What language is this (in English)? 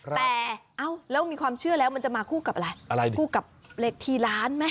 Thai